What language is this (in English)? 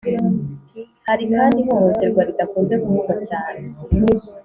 Kinyarwanda